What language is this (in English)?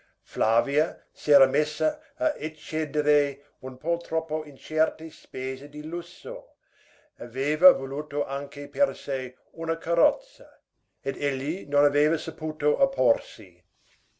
Italian